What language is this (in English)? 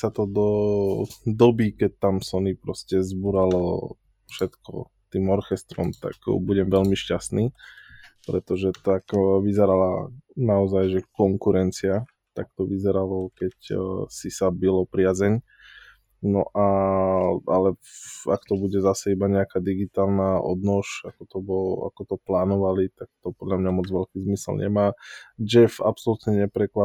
Slovak